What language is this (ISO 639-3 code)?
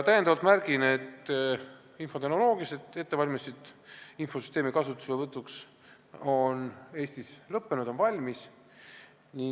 est